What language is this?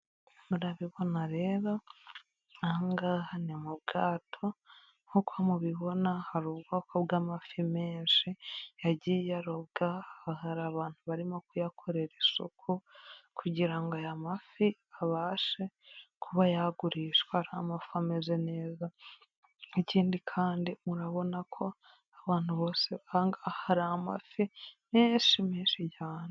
Kinyarwanda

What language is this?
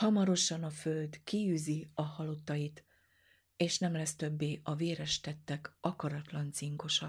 Hungarian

